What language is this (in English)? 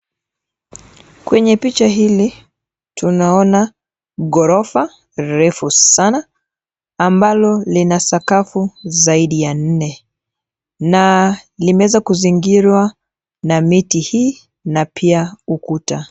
Swahili